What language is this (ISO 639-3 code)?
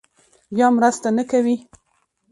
pus